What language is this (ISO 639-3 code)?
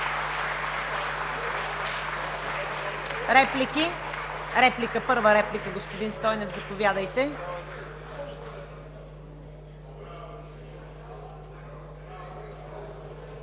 bul